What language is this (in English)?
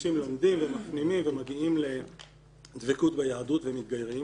Hebrew